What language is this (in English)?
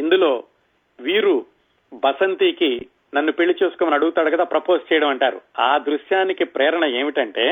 Telugu